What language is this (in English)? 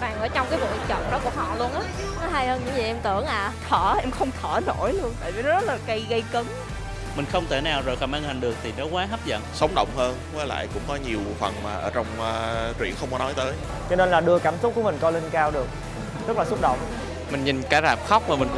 Vietnamese